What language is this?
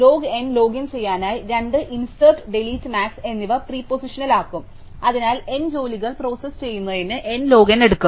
Malayalam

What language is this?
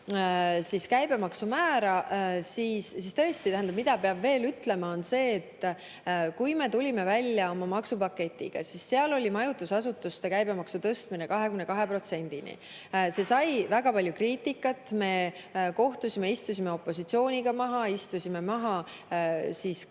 Estonian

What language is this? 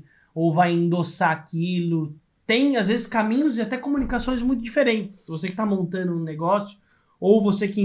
Portuguese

